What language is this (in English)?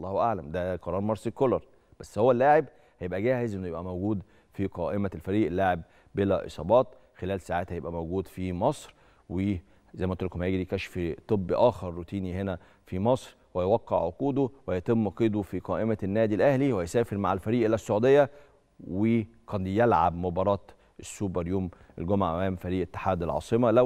Arabic